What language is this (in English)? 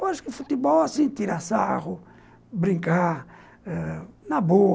Portuguese